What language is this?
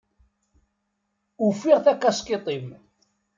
Kabyle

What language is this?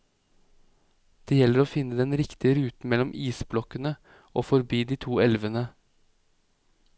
Norwegian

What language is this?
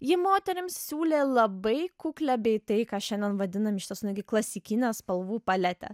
Lithuanian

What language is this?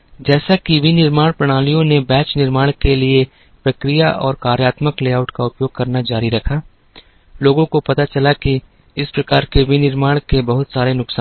Hindi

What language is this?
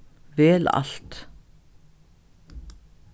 Faroese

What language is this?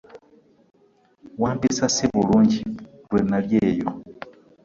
Ganda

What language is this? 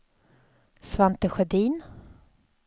Swedish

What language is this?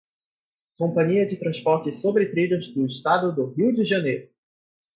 Portuguese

